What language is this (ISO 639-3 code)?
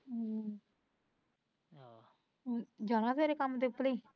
pan